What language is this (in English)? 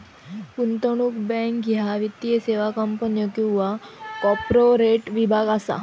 Marathi